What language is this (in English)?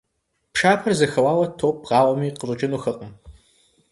Kabardian